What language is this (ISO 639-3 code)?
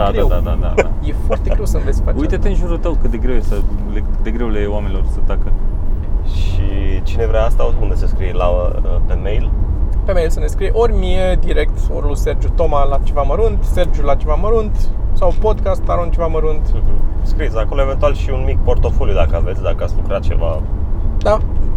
ron